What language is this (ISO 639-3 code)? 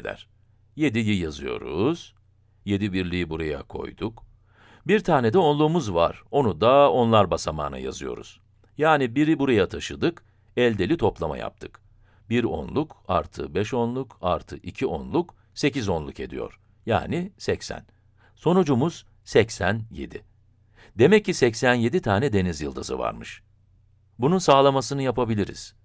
tur